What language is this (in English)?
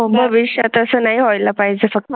Marathi